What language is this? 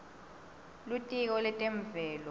Swati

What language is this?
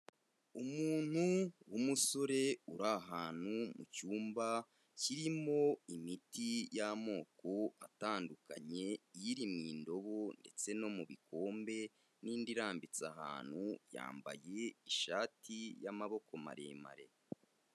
Kinyarwanda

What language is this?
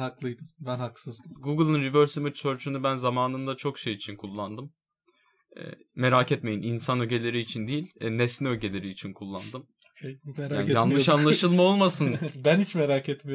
Turkish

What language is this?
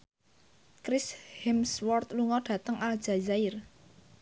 Javanese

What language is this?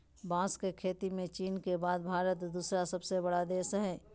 Magahi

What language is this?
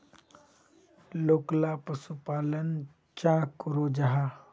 Magahi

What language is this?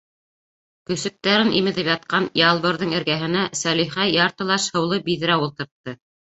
Bashkir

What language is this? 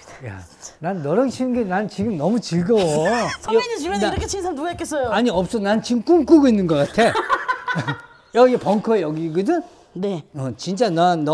Korean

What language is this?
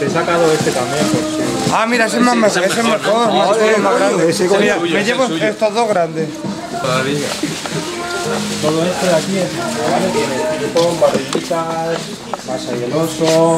Spanish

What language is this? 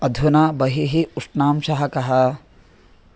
Sanskrit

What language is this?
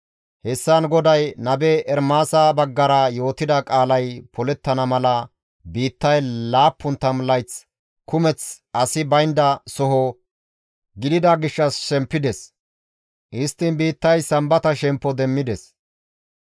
Gamo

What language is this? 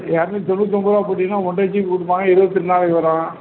Tamil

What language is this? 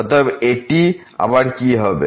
Bangla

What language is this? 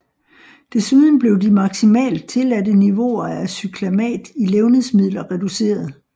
Danish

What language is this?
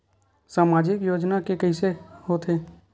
Chhattisgarhi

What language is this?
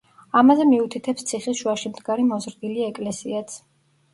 Georgian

